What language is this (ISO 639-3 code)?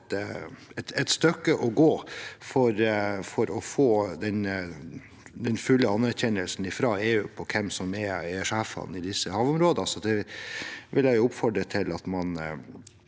nor